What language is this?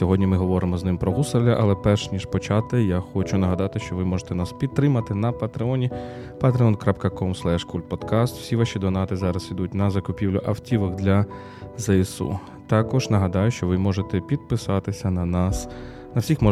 Ukrainian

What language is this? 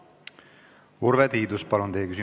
Estonian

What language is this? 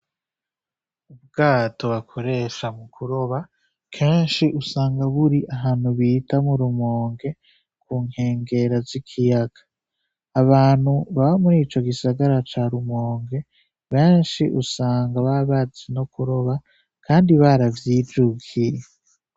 Rundi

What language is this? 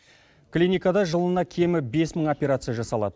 Kazakh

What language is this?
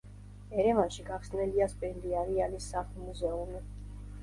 Georgian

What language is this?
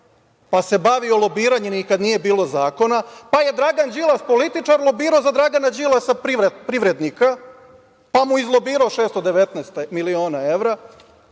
Serbian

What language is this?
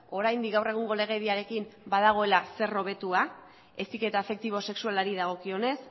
Basque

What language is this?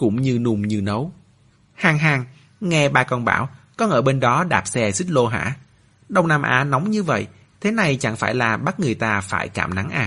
Vietnamese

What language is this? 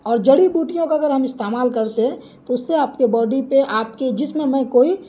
Urdu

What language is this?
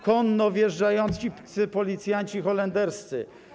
Polish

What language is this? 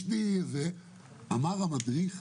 Hebrew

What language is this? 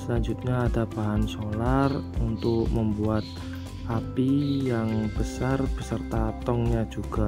Indonesian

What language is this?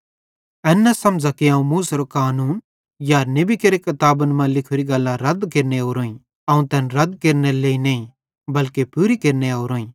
Bhadrawahi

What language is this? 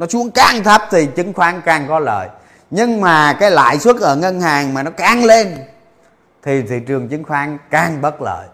Vietnamese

